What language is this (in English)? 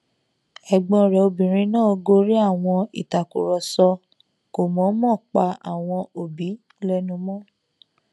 Yoruba